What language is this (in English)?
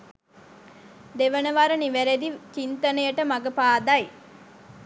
Sinhala